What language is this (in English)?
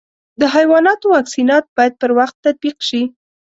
Pashto